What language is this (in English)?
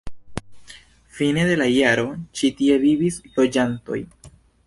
Esperanto